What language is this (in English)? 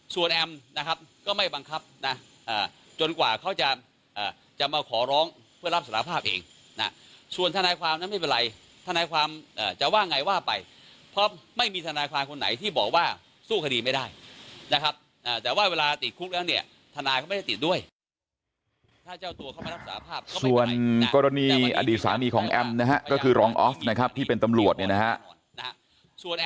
Thai